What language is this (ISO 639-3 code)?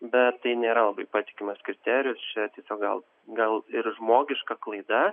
lit